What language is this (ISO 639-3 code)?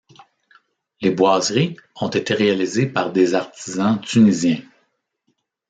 fra